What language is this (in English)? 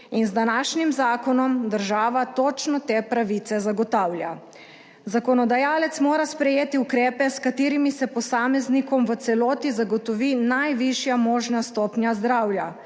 Slovenian